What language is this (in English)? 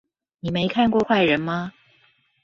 Chinese